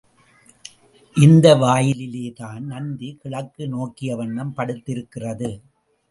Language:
Tamil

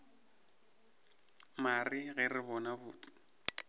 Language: Northern Sotho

